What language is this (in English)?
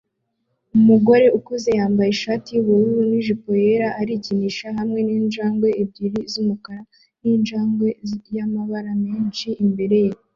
Kinyarwanda